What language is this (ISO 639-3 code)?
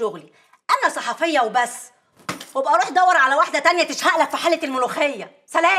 ara